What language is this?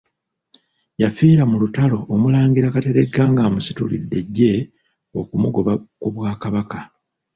Ganda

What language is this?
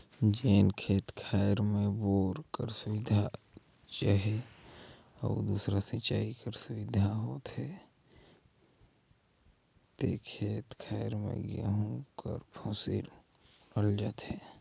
Chhattisgarhi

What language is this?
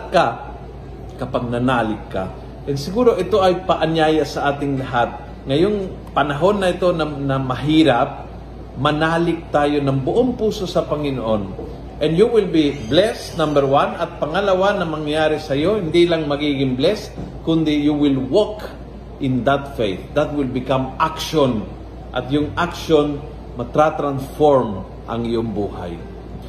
Filipino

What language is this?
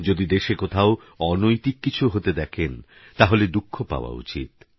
Bangla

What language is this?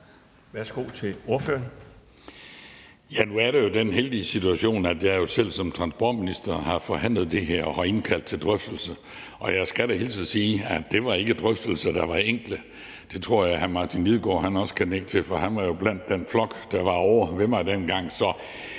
Danish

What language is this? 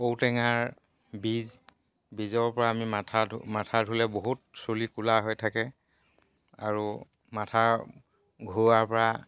Assamese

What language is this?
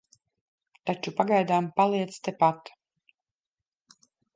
Latvian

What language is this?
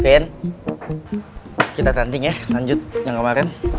Indonesian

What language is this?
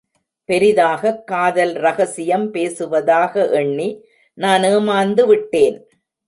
Tamil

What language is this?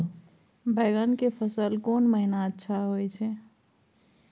Maithili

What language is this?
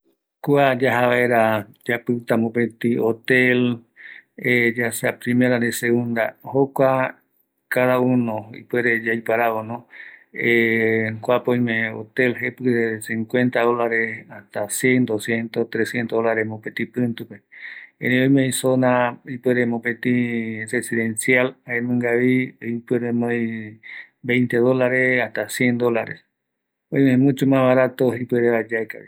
Eastern Bolivian Guaraní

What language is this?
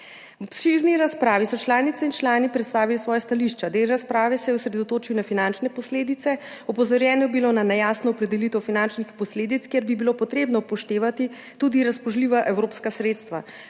Slovenian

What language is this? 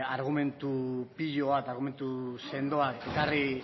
Basque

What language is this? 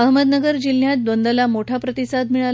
Marathi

